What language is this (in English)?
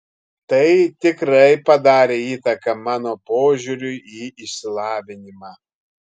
Lithuanian